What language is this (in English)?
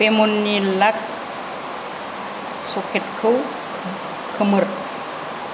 Bodo